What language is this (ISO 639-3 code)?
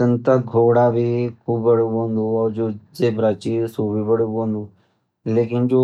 gbm